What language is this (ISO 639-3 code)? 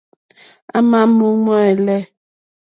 bri